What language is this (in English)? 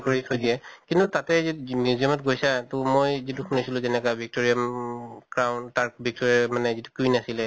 Assamese